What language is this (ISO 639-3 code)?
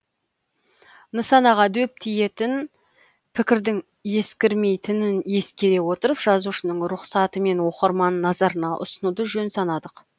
kaz